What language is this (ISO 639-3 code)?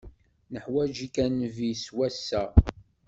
kab